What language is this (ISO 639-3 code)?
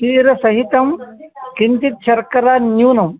san